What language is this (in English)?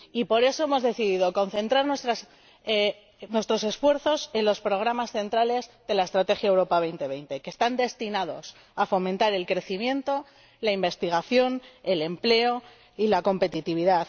Spanish